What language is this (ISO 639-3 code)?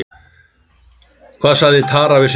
isl